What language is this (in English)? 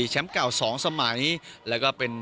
Thai